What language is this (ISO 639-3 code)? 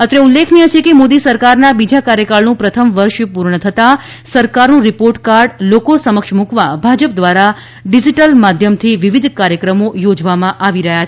guj